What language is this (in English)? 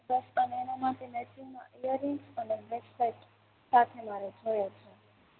Gujarati